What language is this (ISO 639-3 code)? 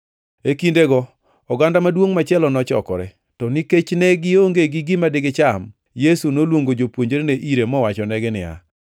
luo